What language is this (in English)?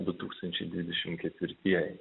Lithuanian